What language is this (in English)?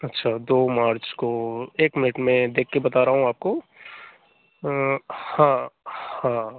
Hindi